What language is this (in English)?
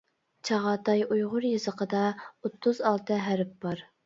Uyghur